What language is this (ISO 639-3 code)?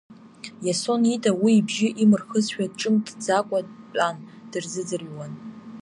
abk